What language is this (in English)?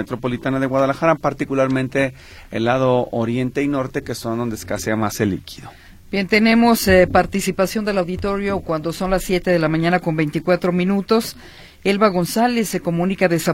Spanish